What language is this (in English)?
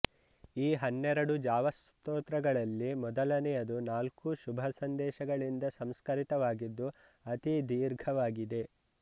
Kannada